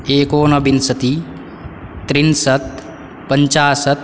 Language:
Sanskrit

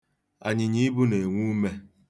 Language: Igbo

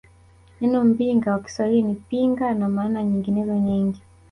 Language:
Swahili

